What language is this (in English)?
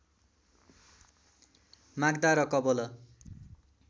Nepali